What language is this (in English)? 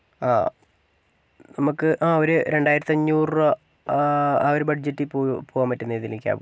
Malayalam